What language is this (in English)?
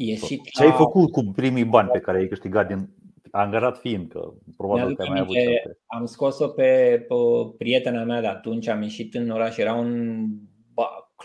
Romanian